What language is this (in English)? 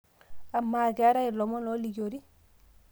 Masai